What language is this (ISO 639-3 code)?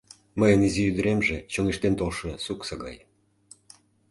chm